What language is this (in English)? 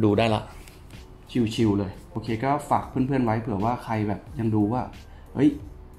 Thai